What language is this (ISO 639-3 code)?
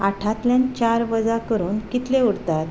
kok